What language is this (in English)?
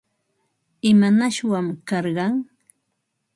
Ambo-Pasco Quechua